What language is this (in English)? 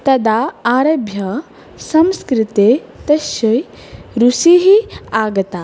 Sanskrit